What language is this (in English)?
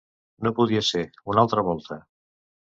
Catalan